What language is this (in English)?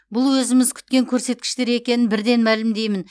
Kazakh